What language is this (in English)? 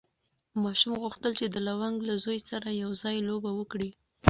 Pashto